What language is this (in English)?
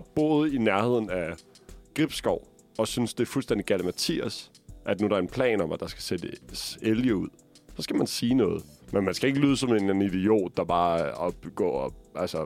Danish